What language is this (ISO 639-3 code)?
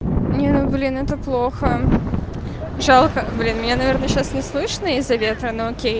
rus